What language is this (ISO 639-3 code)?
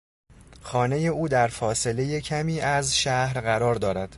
fas